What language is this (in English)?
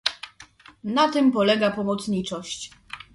Polish